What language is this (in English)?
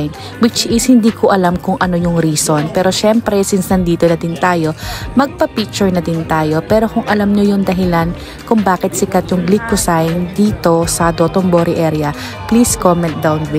Filipino